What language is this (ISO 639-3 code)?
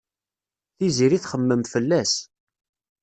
kab